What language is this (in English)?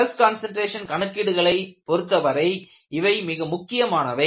Tamil